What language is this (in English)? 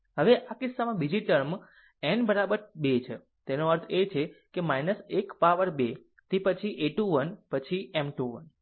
Gujarati